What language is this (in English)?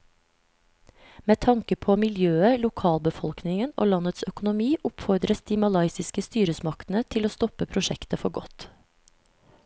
Norwegian